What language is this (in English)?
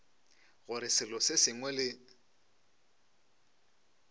Northern Sotho